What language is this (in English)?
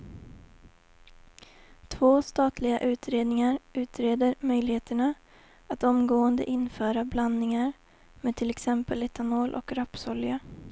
Swedish